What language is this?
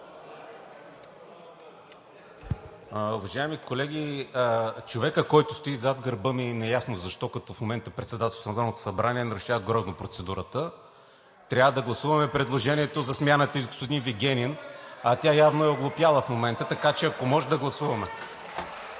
Bulgarian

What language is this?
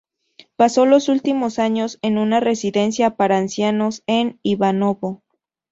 Spanish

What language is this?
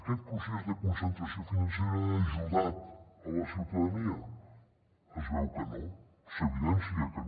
Catalan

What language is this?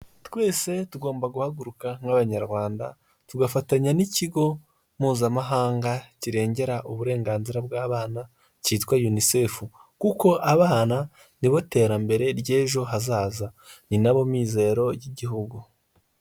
Kinyarwanda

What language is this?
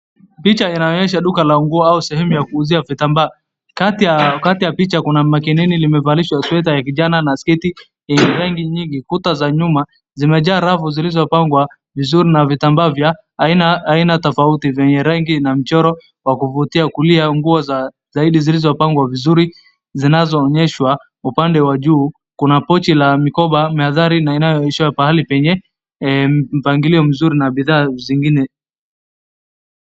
Swahili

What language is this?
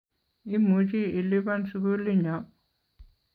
Kalenjin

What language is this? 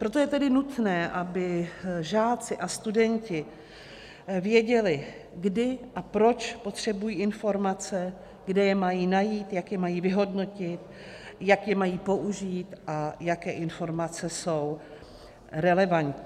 Czech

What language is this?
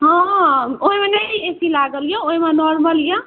Maithili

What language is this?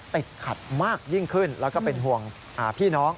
Thai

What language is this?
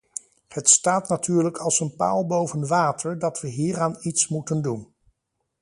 Dutch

